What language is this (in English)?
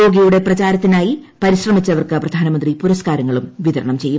Malayalam